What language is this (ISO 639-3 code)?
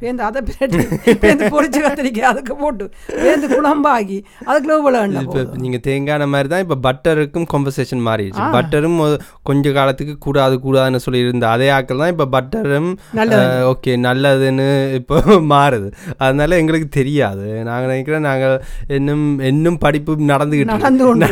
tam